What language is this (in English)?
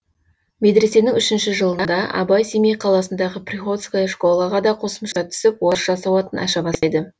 Kazakh